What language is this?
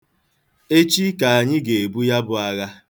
Igbo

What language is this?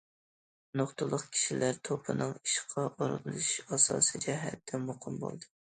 Uyghur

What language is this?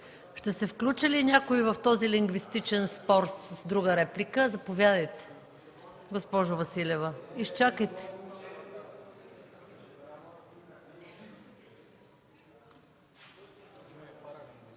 Bulgarian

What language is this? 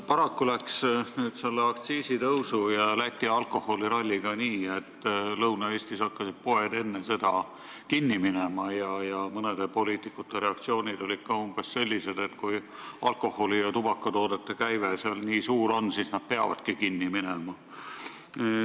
Estonian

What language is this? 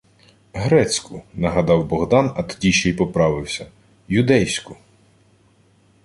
Ukrainian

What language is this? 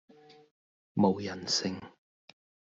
Cantonese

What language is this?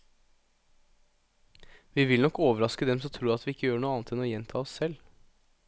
Norwegian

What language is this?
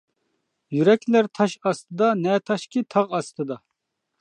Uyghur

